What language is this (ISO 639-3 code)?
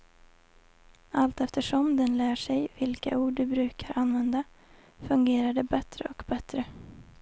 swe